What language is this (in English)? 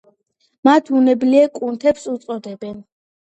Georgian